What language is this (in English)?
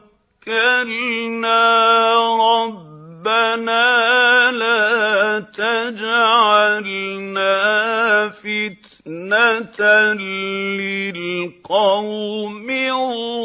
Arabic